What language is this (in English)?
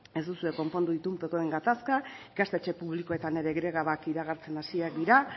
Basque